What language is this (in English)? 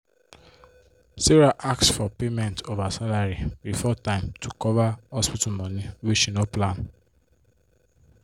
Nigerian Pidgin